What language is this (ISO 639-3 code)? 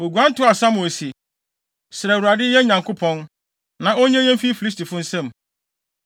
aka